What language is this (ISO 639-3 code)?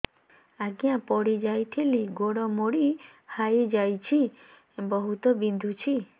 ori